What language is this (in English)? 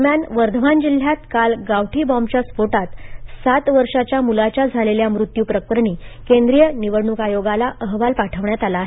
Marathi